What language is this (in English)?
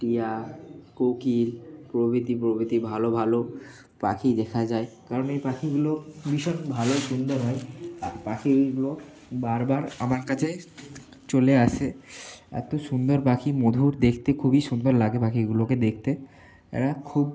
Bangla